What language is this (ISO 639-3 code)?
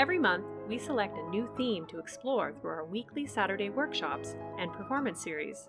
eng